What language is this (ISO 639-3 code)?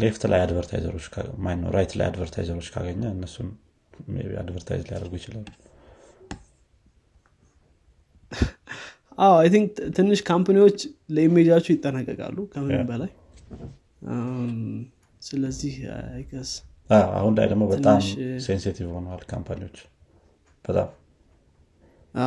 amh